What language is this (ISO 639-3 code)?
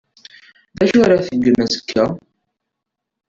kab